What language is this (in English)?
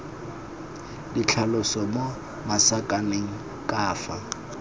Tswana